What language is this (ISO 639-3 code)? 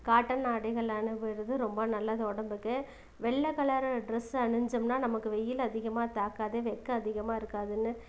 tam